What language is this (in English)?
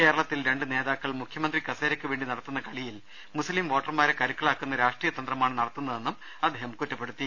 Malayalam